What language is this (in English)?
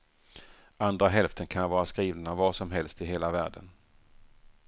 Swedish